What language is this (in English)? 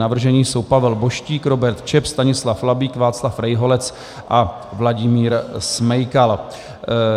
Czech